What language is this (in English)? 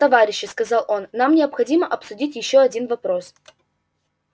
Russian